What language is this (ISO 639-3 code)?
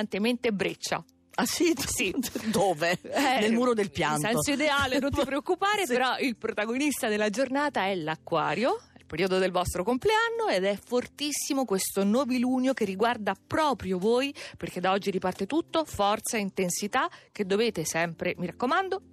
ita